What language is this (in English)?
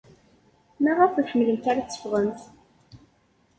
Kabyle